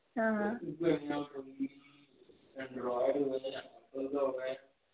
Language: Dogri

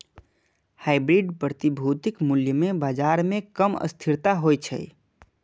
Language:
Maithili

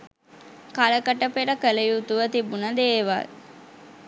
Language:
Sinhala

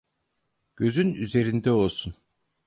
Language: Turkish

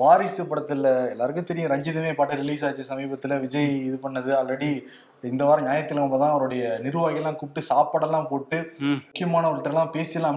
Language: Tamil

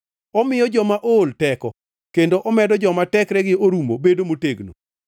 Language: Luo (Kenya and Tanzania)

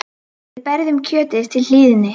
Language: Icelandic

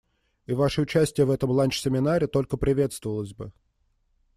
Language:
Russian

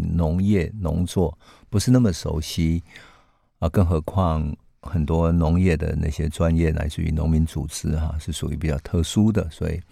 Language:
Chinese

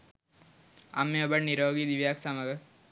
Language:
Sinhala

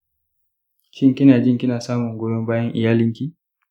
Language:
Hausa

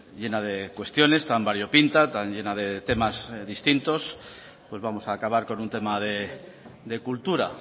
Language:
Spanish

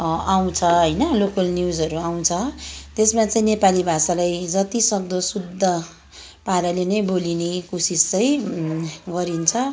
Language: Nepali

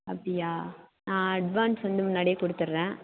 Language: Tamil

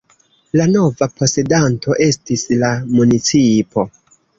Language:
Esperanto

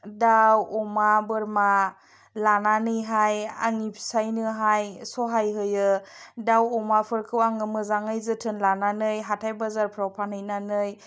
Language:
Bodo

